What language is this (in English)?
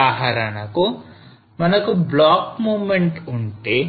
Telugu